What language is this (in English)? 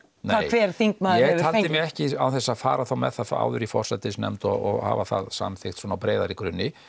Icelandic